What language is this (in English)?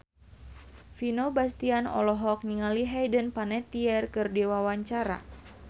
Sundanese